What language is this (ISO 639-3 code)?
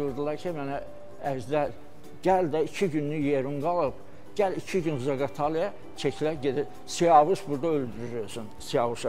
tur